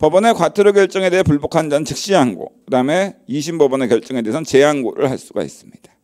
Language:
Korean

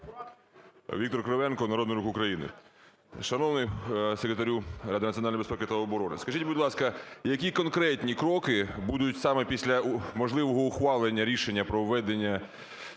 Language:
Ukrainian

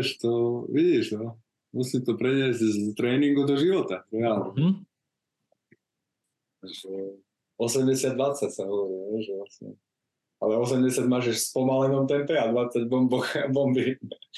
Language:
Slovak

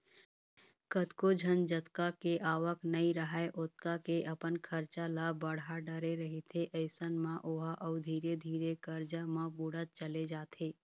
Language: Chhattisgarhi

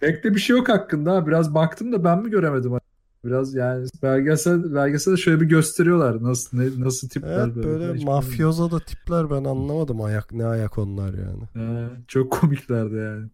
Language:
Turkish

